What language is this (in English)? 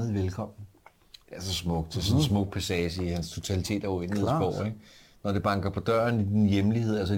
Danish